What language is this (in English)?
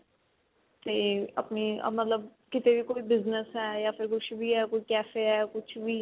Punjabi